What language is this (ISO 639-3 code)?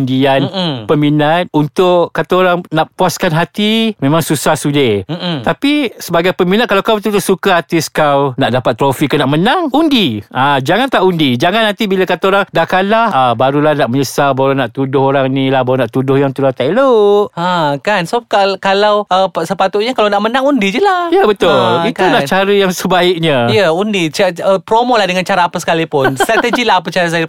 msa